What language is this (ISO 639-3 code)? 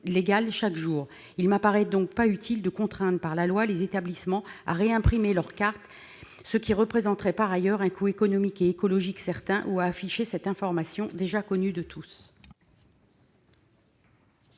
fra